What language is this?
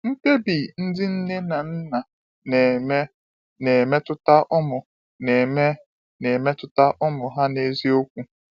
Igbo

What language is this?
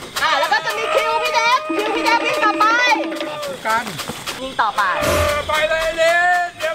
Thai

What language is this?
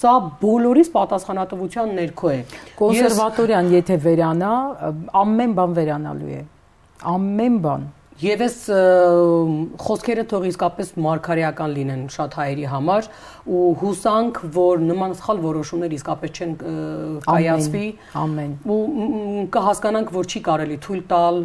Romanian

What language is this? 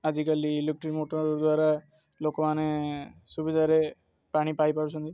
Odia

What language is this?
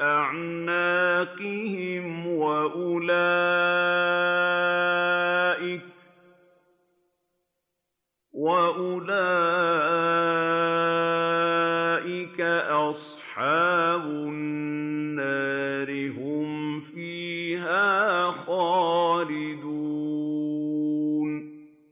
Arabic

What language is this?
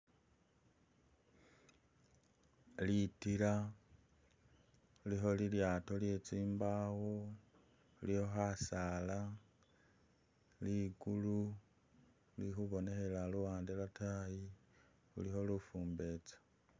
Masaaba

